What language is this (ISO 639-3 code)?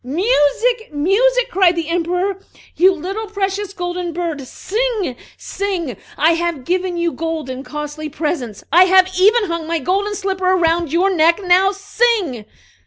eng